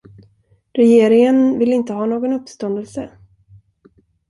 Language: Swedish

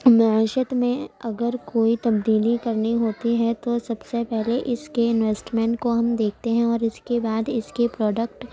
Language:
Urdu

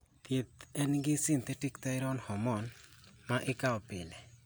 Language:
Luo (Kenya and Tanzania)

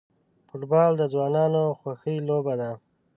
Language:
Pashto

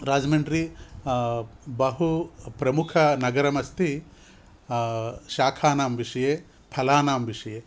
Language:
Sanskrit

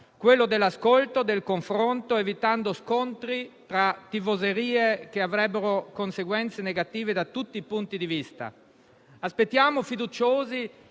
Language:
Italian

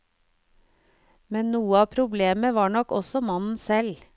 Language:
Norwegian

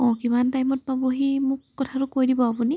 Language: Assamese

